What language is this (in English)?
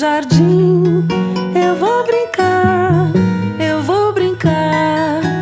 Portuguese